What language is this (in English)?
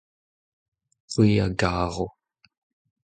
Breton